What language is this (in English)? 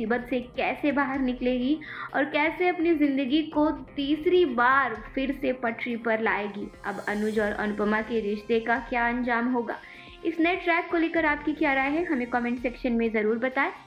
Hindi